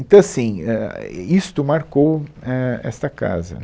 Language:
Portuguese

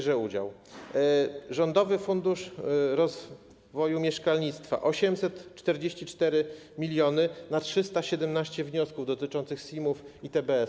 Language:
Polish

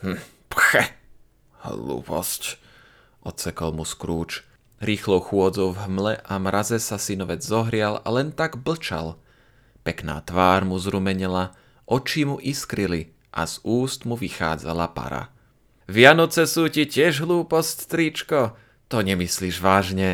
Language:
Slovak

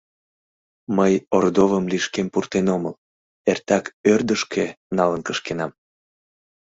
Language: Mari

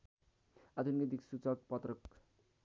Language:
Nepali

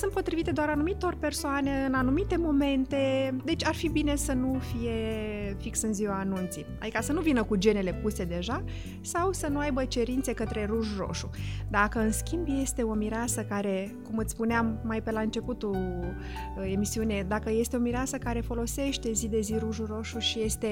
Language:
Romanian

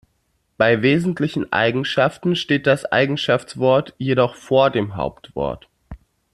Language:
German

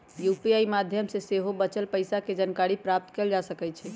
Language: Magahi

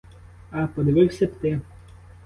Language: Ukrainian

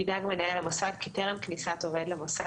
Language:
Hebrew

